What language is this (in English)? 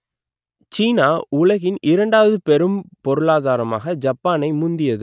Tamil